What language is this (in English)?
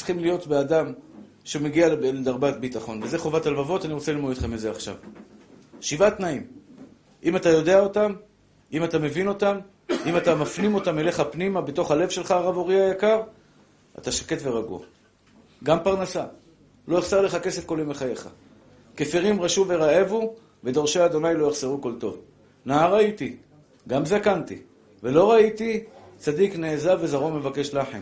Hebrew